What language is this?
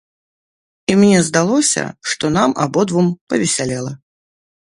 Belarusian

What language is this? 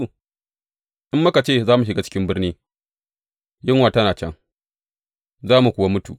Hausa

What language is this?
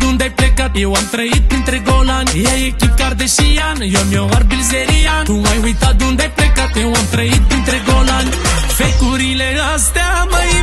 Romanian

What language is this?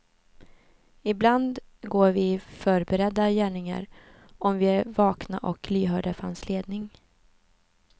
Swedish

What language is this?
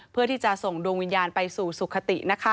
Thai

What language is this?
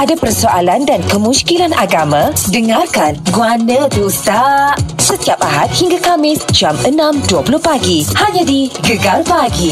Malay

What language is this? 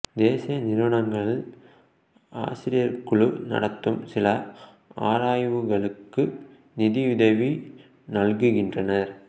Tamil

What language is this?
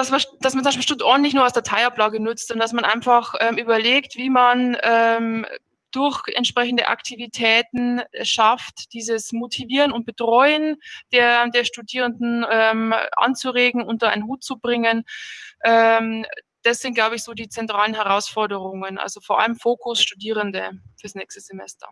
German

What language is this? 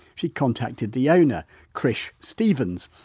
English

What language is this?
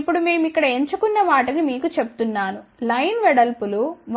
Telugu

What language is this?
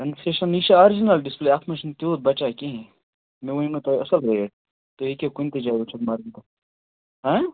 Kashmiri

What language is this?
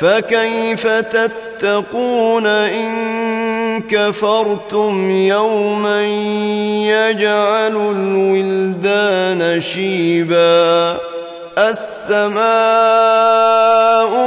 Arabic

